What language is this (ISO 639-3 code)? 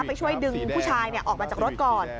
tha